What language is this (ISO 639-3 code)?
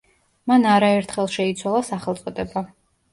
kat